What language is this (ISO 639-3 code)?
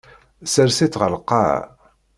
kab